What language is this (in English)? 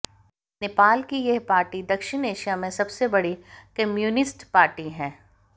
Hindi